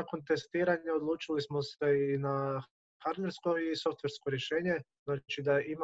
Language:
Croatian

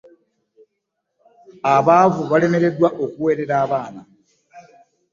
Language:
Ganda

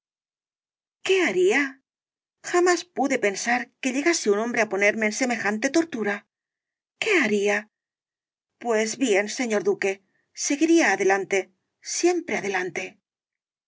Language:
Spanish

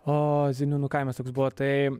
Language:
Lithuanian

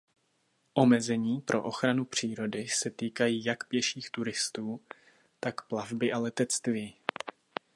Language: Czech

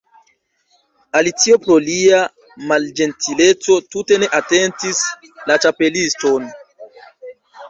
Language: Esperanto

